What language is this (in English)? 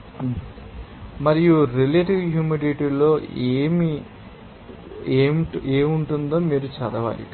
Telugu